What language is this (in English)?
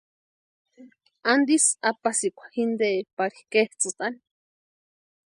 Western Highland Purepecha